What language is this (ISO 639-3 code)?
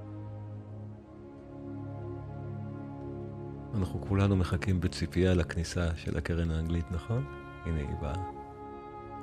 heb